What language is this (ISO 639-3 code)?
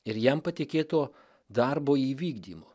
lit